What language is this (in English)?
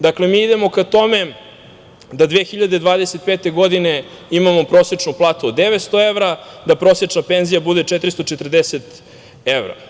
Serbian